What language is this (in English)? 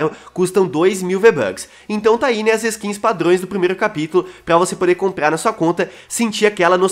Portuguese